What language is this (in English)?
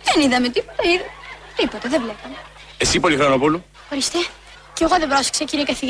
Greek